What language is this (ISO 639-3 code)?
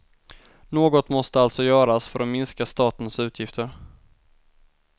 swe